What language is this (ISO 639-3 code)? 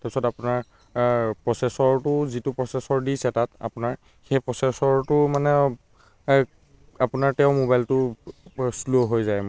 asm